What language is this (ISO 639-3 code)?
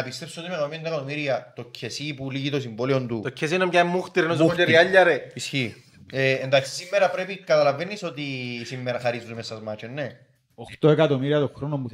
ell